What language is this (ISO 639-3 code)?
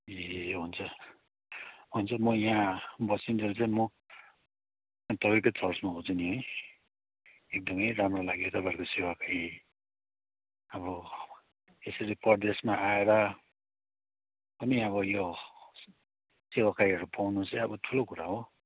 nep